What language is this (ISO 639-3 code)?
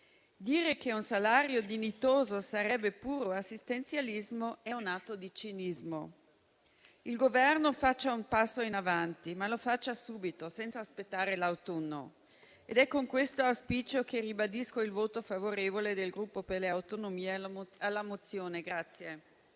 ita